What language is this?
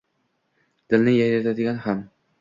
Uzbek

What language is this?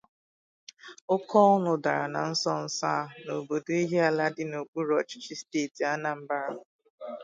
Igbo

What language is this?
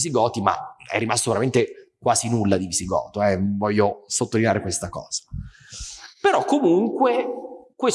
Italian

